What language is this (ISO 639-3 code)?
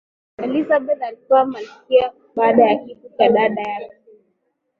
swa